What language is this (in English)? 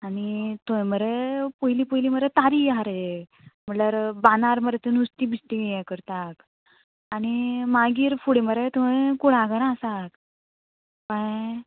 Konkani